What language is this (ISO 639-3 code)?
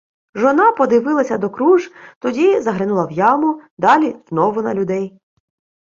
ukr